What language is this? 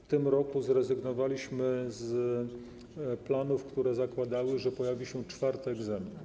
Polish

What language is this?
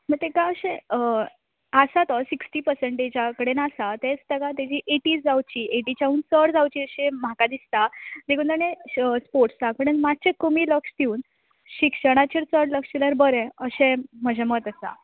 Konkani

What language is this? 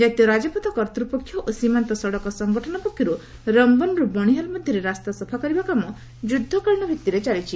Odia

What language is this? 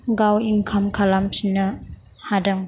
Bodo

